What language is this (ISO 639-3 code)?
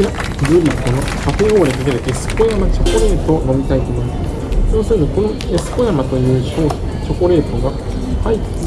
jpn